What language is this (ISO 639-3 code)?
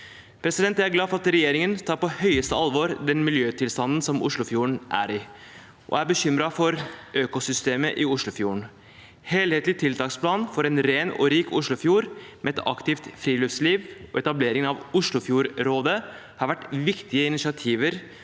nor